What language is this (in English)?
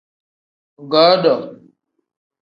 Tem